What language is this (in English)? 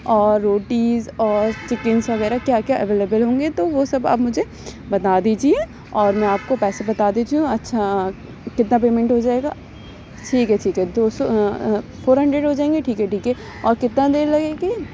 Urdu